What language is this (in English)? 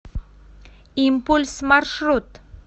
Russian